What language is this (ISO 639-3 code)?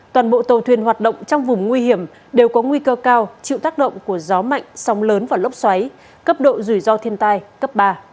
vie